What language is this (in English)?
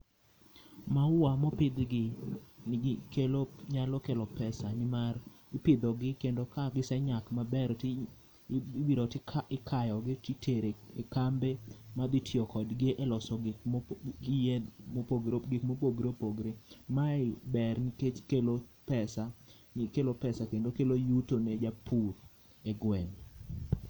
Luo (Kenya and Tanzania)